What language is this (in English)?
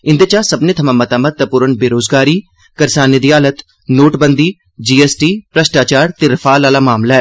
Dogri